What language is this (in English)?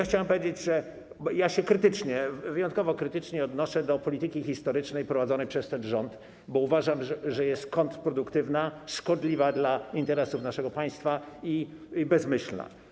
Polish